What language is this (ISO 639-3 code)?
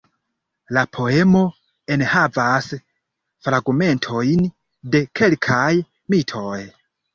epo